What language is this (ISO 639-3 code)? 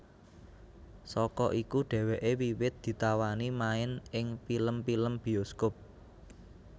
jav